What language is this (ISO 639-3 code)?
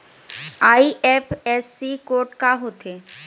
hne